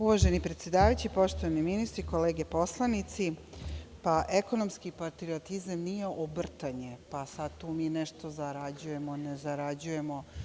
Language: Serbian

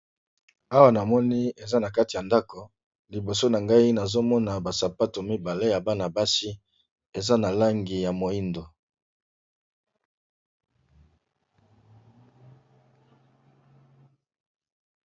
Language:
Lingala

